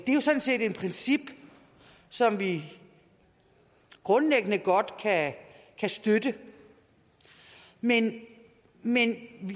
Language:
Danish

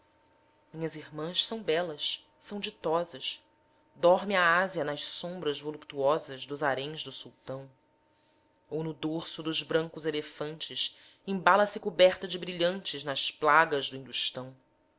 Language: Portuguese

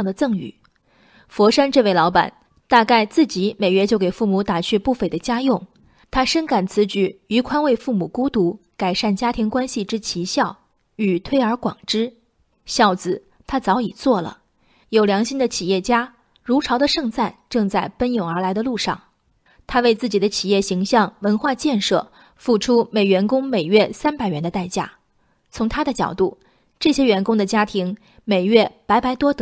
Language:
Chinese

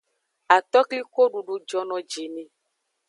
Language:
Aja (Benin)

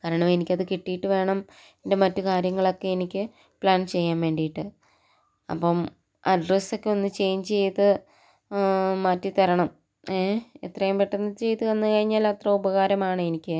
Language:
Malayalam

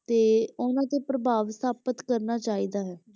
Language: Punjabi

